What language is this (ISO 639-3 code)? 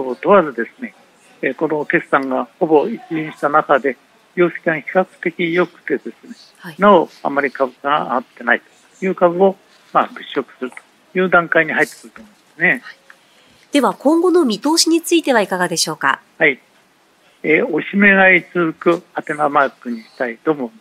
jpn